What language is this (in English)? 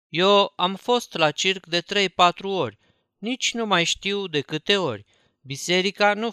Romanian